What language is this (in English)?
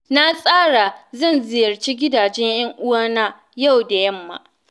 Hausa